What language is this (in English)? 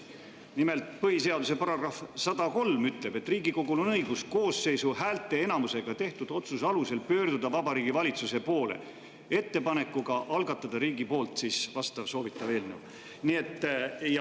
Estonian